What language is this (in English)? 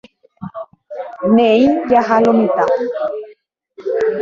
Guarani